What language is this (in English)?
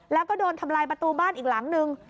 Thai